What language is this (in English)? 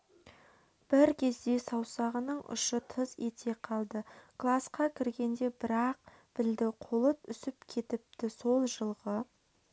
Kazakh